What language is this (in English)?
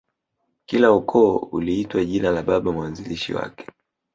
Swahili